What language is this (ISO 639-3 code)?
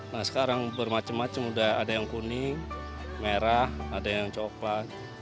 ind